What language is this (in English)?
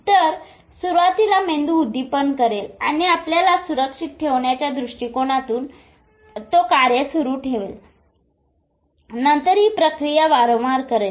Marathi